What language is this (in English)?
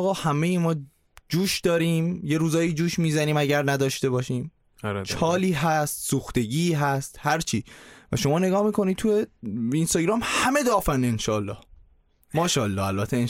Persian